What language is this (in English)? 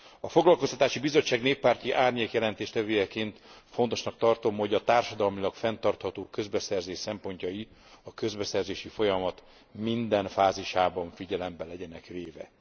Hungarian